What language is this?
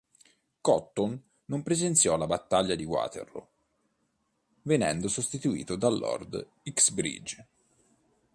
Italian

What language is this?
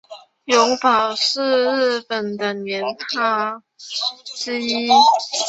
Chinese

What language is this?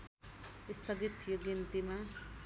Nepali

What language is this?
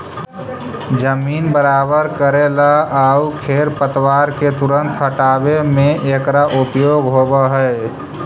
Magahi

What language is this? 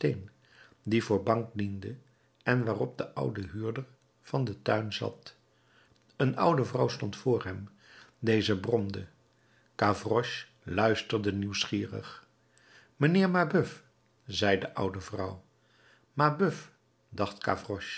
Dutch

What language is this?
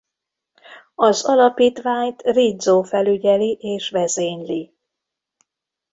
Hungarian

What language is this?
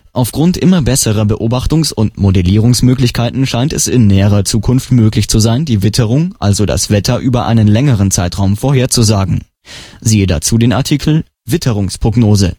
German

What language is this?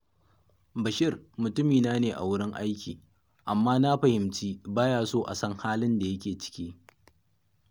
Hausa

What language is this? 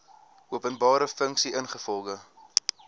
Afrikaans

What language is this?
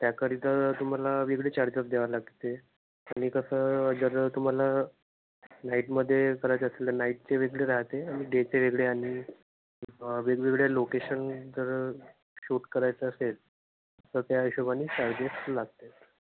Marathi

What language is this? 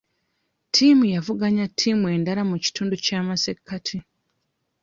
Ganda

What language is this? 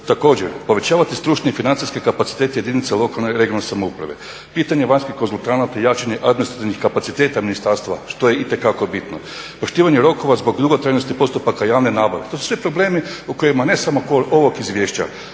Croatian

